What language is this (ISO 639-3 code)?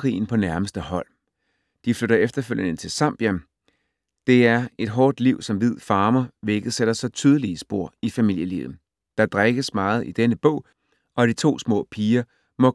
dan